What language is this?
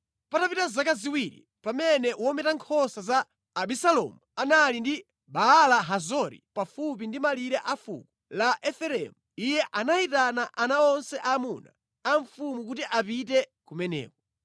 Nyanja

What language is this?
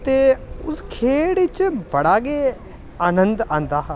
Dogri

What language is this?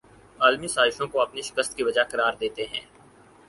Urdu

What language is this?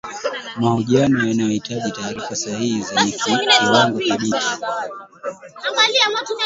Swahili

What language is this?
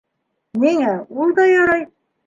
Bashkir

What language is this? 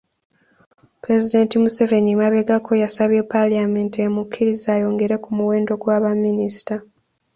Ganda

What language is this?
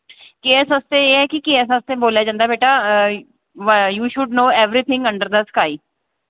Dogri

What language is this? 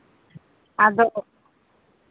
Santali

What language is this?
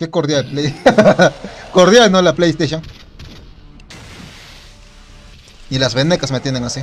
Spanish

